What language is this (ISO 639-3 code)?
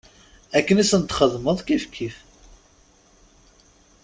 kab